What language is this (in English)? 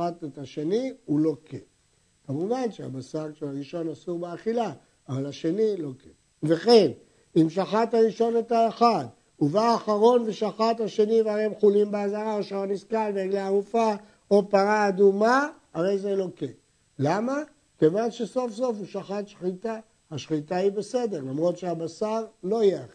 Hebrew